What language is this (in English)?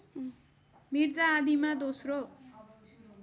Nepali